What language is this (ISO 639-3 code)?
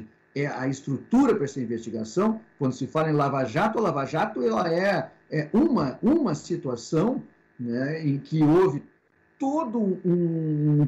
por